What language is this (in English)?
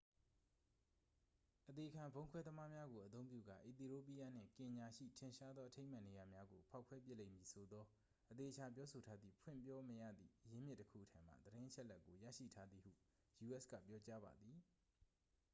Burmese